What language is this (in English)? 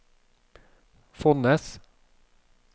Norwegian